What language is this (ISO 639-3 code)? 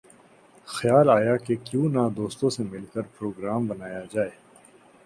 urd